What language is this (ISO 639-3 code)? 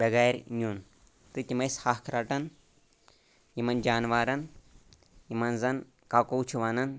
kas